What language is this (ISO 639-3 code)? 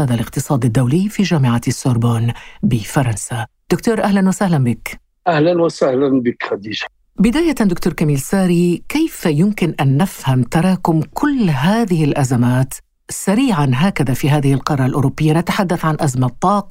ara